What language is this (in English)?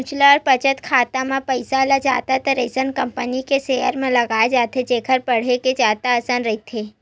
Chhattisgarhi